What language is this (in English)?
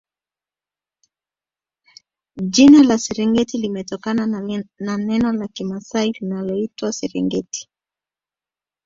Swahili